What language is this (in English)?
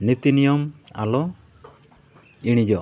Santali